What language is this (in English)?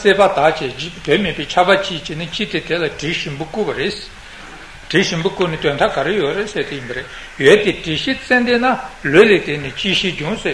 Italian